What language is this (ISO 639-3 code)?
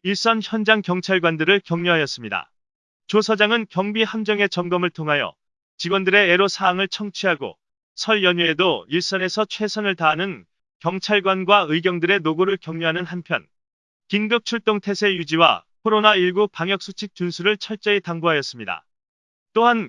kor